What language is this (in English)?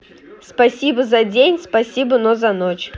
Russian